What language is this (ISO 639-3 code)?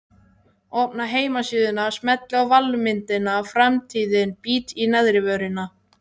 isl